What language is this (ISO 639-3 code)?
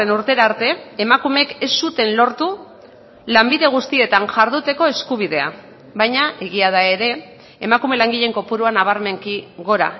eus